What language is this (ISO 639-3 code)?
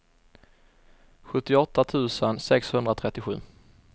swe